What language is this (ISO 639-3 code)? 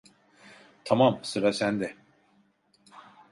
tur